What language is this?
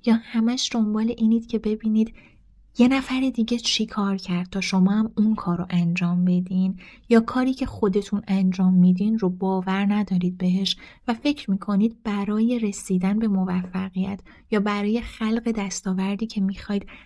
Persian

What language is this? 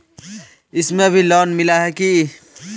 Magahi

